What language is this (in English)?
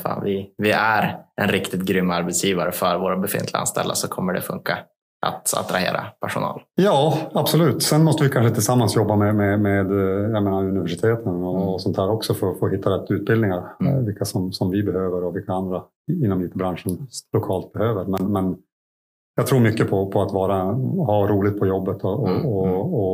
Swedish